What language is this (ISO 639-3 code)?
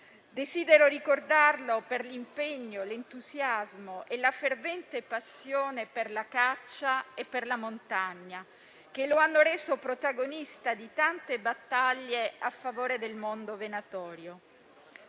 ita